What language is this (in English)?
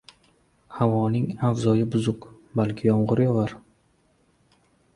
Uzbek